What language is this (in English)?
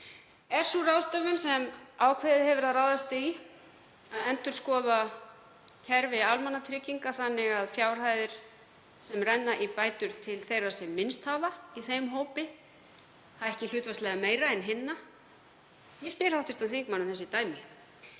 Icelandic